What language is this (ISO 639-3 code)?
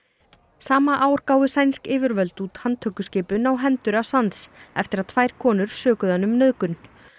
isl